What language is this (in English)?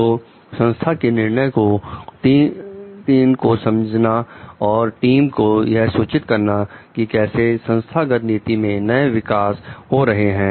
Hindi